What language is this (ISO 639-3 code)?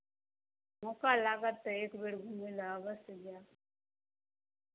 mai